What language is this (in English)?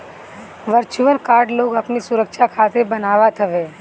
Bhojpuri